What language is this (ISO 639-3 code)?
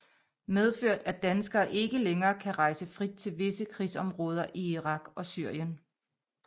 dan